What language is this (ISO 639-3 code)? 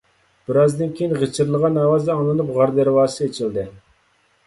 uig